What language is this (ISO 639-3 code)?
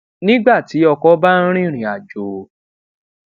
yor